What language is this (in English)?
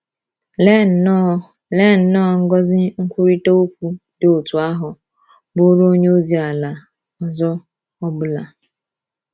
Igbo